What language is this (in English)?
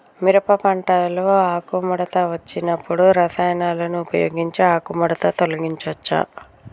Telugu